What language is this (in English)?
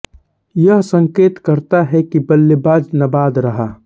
Hindi